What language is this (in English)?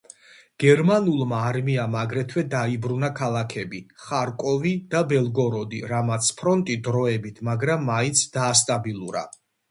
Georgian